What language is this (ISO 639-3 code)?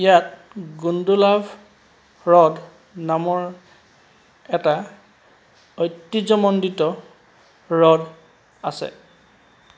asm